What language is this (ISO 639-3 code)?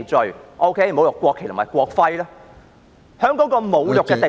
yue